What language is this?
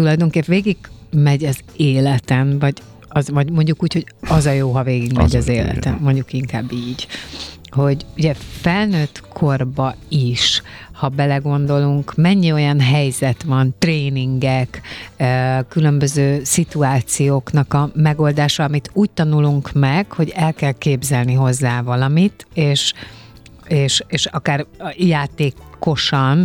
Hungarian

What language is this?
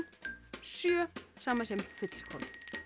Icelandic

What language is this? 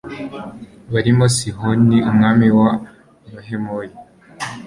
Kinyarwanda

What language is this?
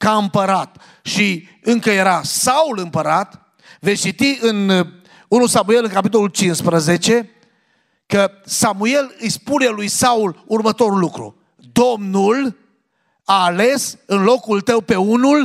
Romanian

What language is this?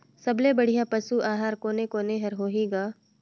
Chhattisgarhi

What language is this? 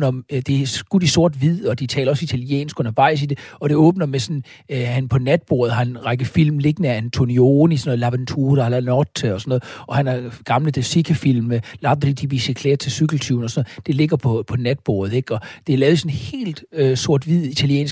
Danish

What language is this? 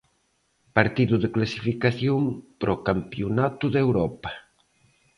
Galician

